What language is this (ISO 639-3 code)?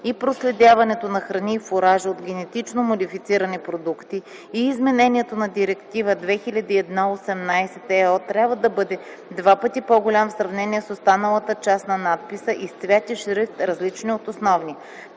bul